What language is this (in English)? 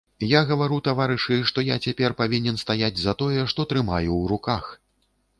Belarusian